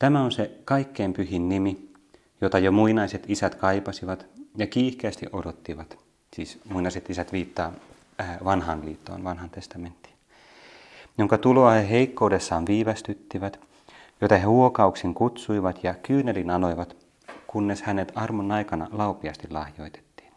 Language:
Finnish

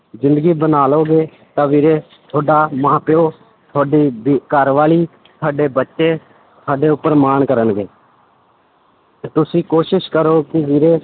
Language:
Punjabi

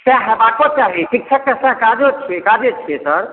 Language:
Maithili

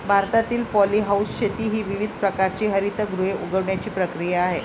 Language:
Marathi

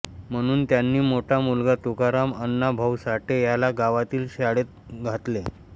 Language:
Marathi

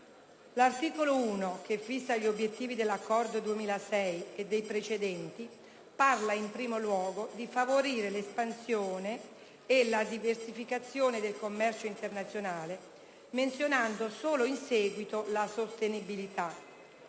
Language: Italian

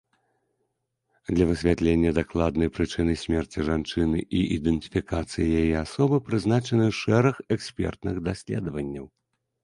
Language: Belarusian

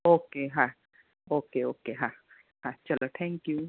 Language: Gujarati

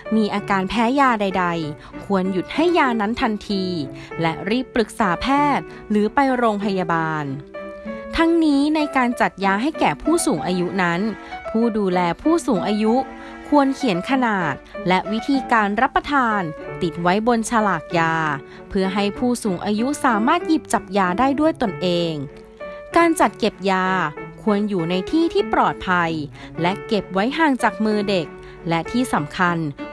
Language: Thai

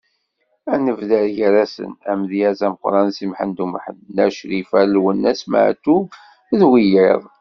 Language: Kabyle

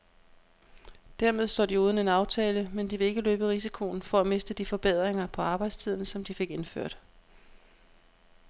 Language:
Danish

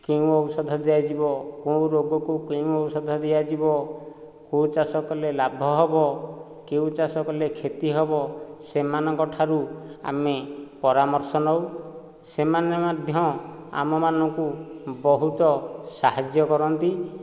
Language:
Odia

